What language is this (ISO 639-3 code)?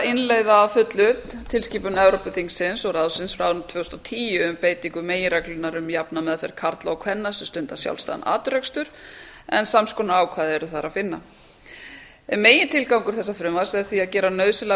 isl